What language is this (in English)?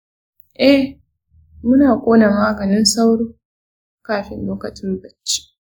Hausa